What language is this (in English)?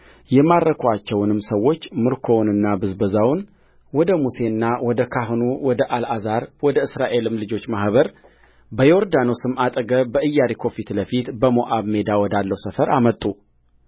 Amharic